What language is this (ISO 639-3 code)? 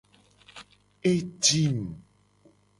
gej